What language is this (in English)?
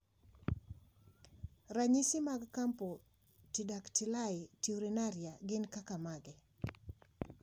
Luo (Kenya and Tanzania)